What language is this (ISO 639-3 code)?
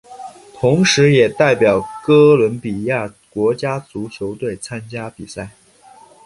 zho